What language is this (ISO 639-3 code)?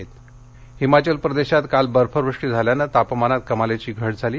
mar